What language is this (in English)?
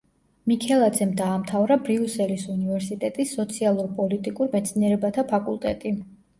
Georgian